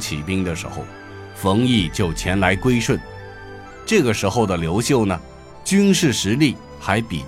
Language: Chinese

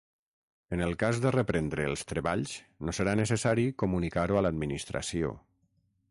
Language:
Catalan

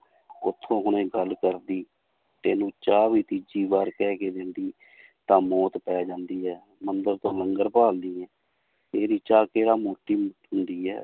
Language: Punjabi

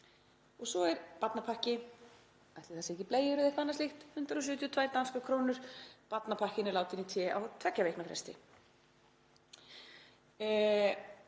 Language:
Icelandic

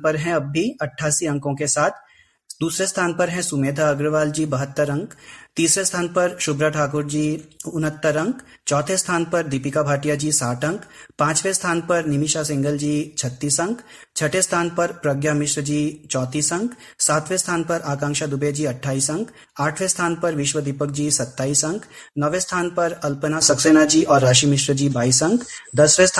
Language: Hindi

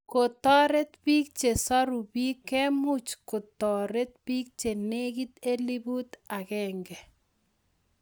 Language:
Kalenjin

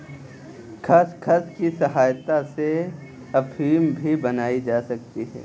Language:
Hindi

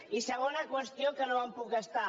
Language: Catalan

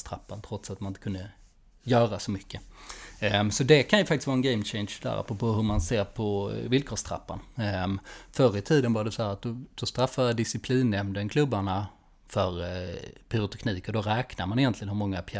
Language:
Swedish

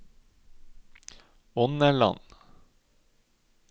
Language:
Norwegian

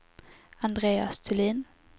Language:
Swedish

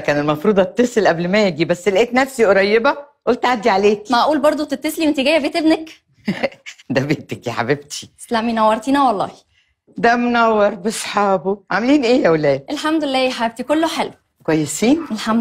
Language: Arabic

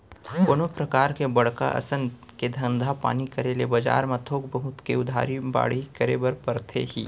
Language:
Chhattisgarhi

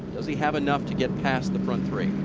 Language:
English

